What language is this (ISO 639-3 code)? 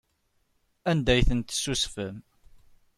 kab